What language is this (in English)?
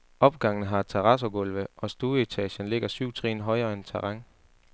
Danish